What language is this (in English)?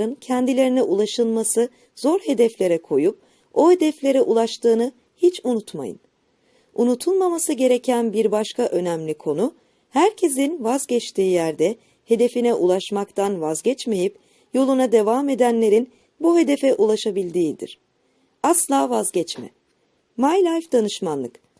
Turkish